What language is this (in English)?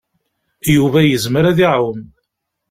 Kabyle